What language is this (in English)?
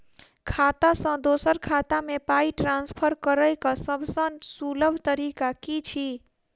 Maithili